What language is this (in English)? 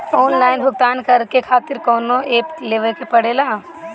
Bhojpuri